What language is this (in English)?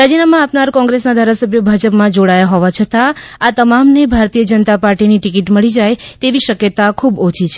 Gujarati